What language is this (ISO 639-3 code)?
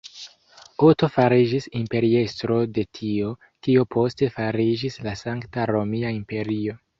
epo